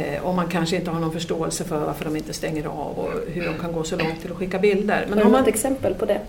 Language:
Swedish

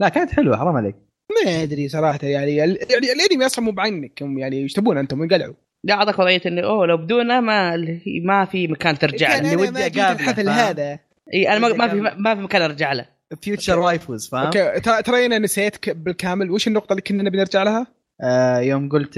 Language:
Arabic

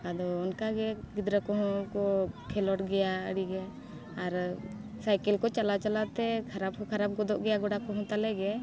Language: Santali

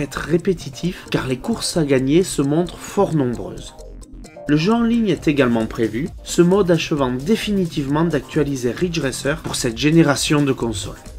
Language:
French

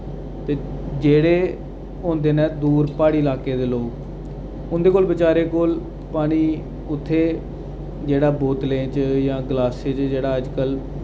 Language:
Dogri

